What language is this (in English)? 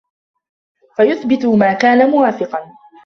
Arabic